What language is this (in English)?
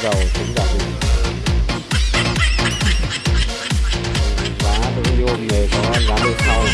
Vietnamese